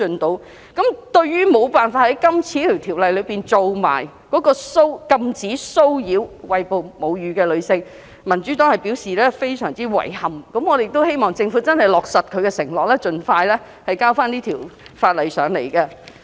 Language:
Cantonese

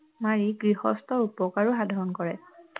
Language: Assamese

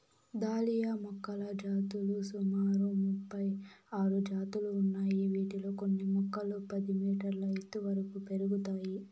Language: Telugu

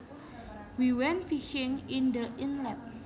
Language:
Javanese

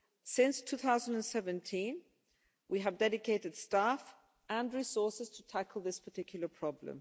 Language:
English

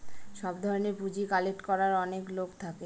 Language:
Bangla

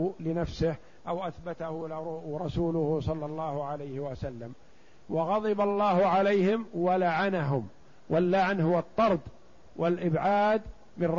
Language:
Arabic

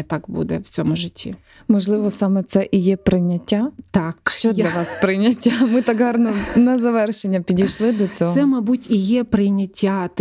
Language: Ukrainian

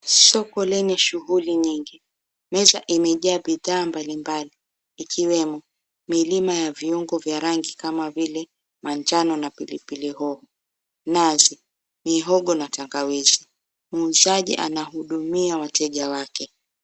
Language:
Swahili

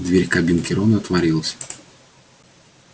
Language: Russian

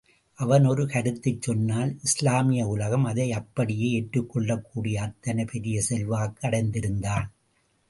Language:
Tamil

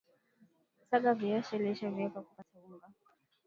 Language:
Swahili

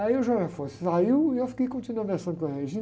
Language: Portuguese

